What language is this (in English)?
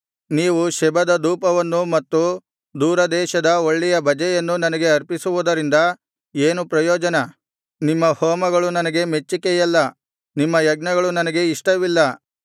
Kannada